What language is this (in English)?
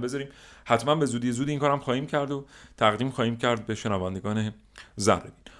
Persian